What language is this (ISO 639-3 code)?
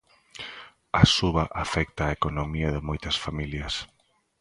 glg